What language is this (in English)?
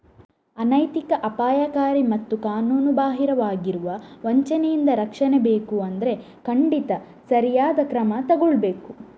Kannada